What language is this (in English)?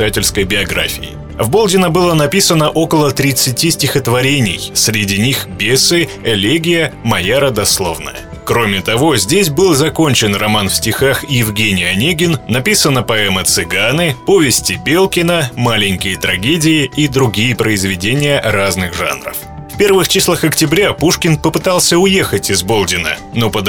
Russian